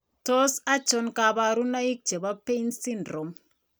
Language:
Kalenjin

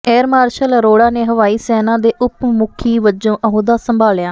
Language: Punjabi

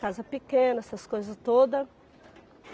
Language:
Portuguese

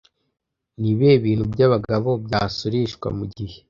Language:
Kinyarwanda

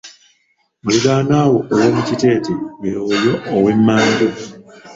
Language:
Ganda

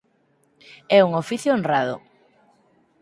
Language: Galician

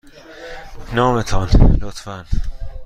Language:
Persian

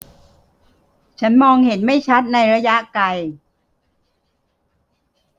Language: Thai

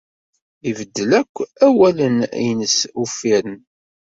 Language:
Kabyle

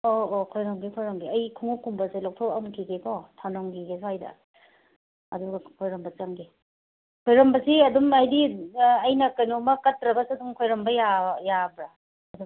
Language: Manipuri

